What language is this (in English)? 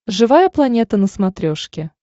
Russian